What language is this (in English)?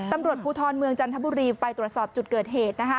Thai